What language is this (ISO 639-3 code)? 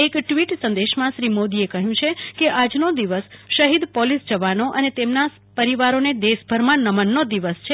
guj